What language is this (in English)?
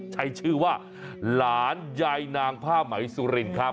Thai